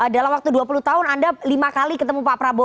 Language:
Indonesian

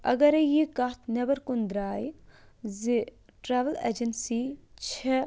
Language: Kashmiri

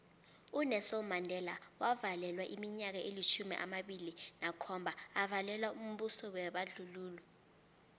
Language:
South Ndebele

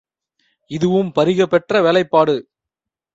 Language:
Tamil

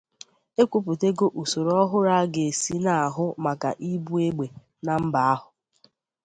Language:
Igbo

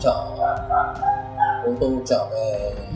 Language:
Vietnamese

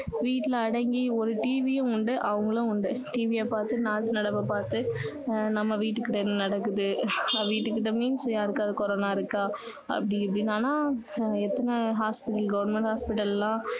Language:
Tamil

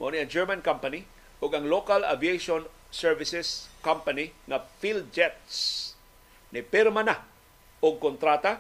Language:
Filipino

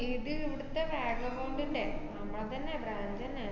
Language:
Malayalam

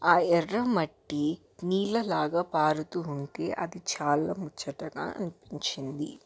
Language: Telugu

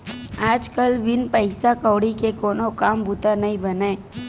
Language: Chhattisgarhi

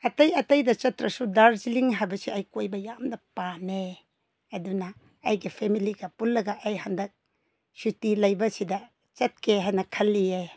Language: Manipuri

